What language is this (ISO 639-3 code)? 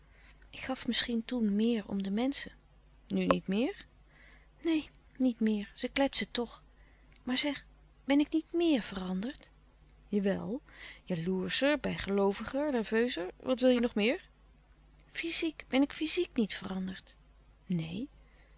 nld